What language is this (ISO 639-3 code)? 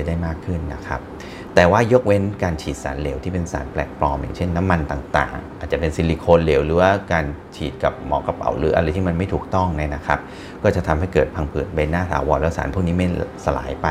tha